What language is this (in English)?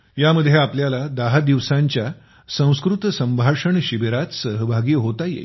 Marathi